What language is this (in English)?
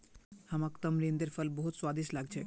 Magahi